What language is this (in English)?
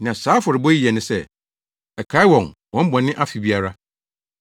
Akan